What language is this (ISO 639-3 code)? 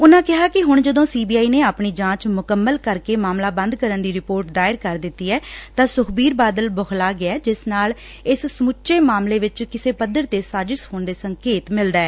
pan